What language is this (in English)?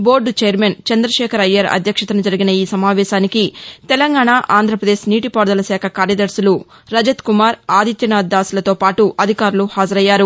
Telugu